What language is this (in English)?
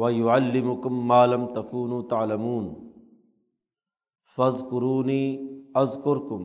Urdu